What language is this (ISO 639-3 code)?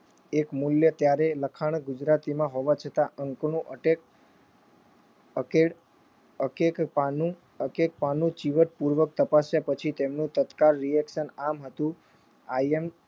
guj